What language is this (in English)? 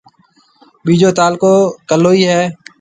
Marwari (Pakistan)